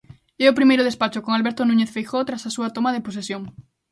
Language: Galician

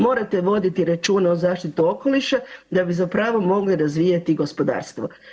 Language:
Croatian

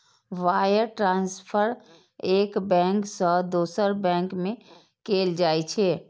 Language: Maithili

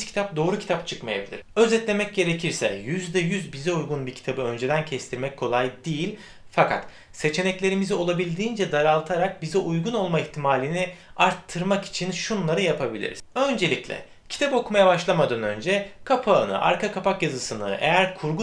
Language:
Turkish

